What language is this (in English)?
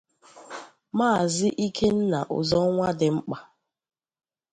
Igbo